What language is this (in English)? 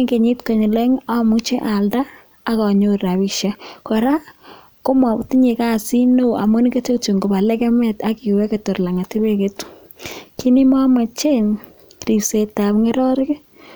Kalenjin